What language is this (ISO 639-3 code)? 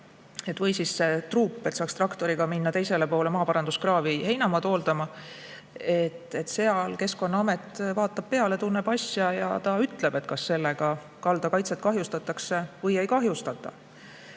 est